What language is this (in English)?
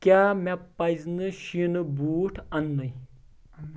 Kashmiri